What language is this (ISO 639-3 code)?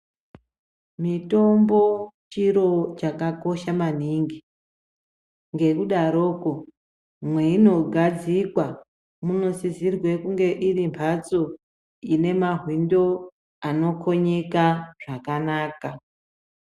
ndc